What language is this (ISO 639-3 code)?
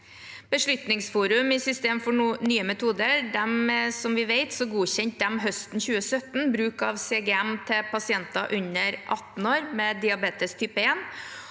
nor